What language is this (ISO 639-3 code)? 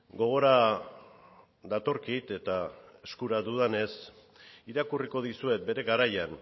eus